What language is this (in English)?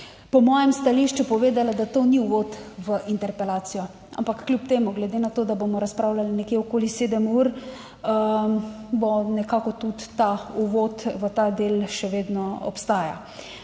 Slovenian